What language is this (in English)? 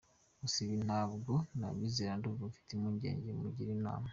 Kinyarwanda